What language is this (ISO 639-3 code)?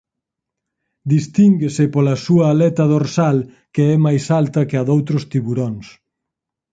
glg